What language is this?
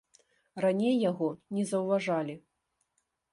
Belarusian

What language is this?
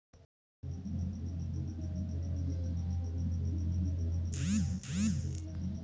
Maithili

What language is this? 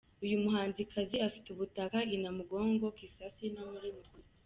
Kinyarwanda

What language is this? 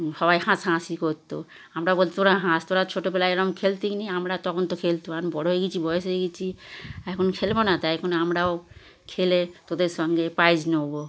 Bangla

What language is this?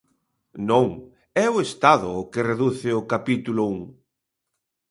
Galician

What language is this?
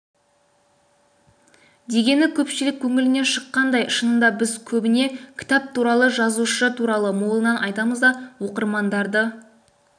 Kazakh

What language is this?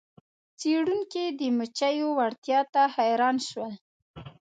Pashto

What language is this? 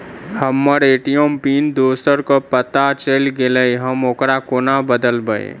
Maithili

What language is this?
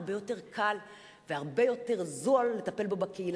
Hebrew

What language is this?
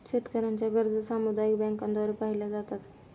Marathi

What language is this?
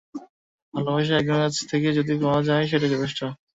Bangla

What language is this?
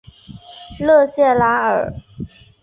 Chinese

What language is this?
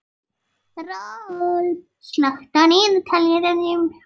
Icelandic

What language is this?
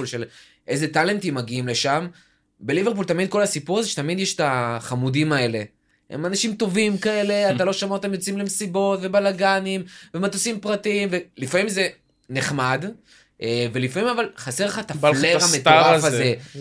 Hebrew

